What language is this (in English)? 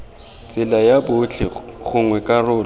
Tswana